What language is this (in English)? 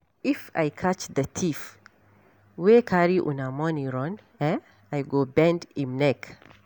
Nigerian Pidgin